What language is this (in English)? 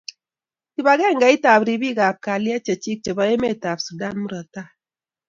Kalenjin